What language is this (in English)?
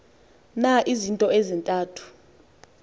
Xhosa